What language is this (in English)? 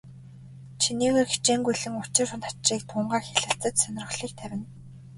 Mongolian